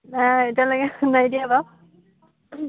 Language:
Assamese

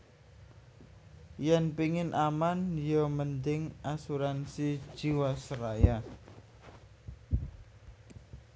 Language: Javanese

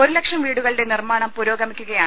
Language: Malayalam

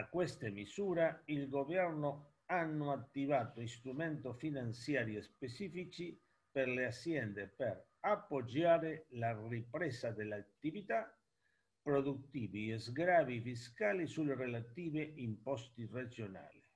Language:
Italian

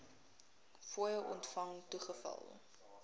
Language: Afrikaans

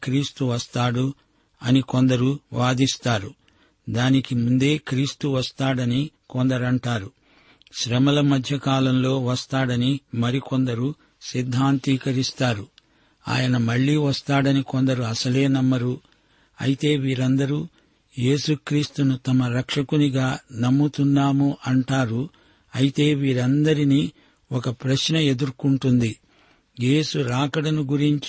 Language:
Telugu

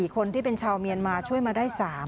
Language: Thai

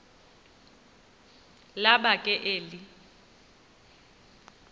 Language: Xhosa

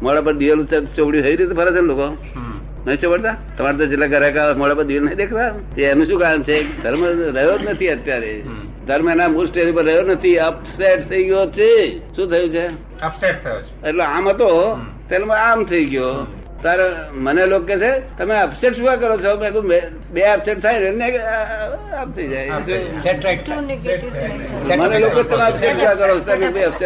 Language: Gujarati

